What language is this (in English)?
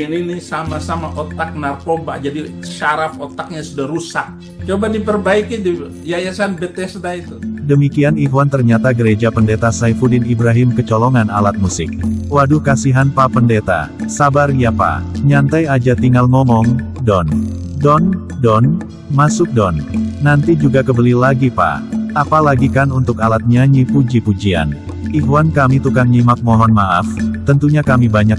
Indonesian